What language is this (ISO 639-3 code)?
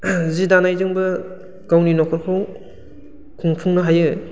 brx